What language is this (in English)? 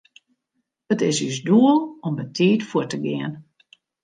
Western Frisian